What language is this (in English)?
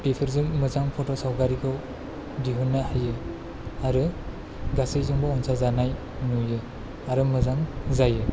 Bodo